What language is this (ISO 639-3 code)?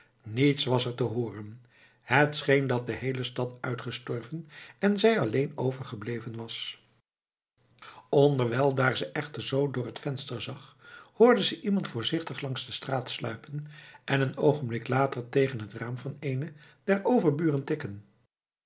nld